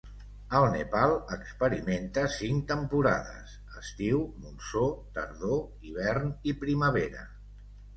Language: Catalan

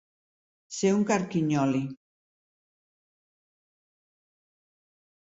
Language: Catalan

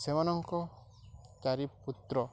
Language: Odia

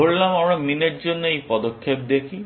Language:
Bangla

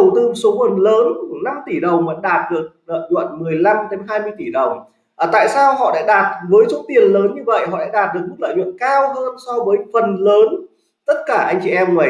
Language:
Vietnamese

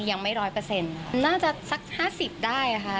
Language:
Thai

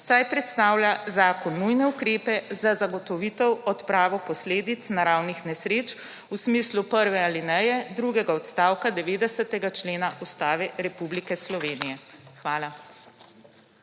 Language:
Slovenian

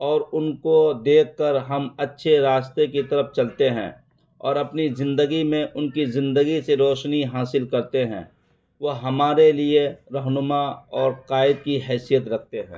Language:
Urdu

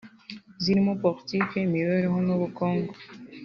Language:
Kinyarwanda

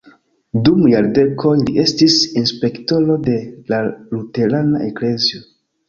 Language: Esperanto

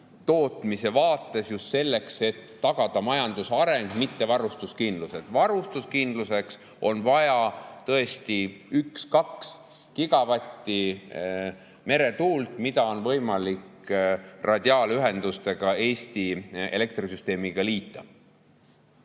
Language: Estonian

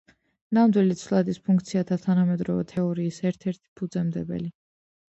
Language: Georgian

